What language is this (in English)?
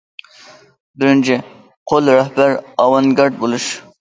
Uyghur